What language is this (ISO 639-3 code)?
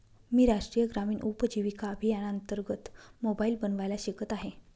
mar